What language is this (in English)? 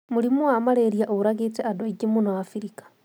Kikuyu